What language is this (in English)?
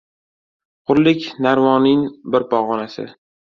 Uzbek